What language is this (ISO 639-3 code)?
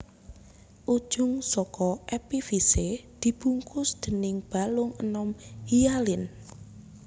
jav